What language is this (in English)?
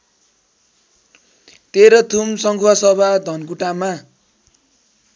Nepali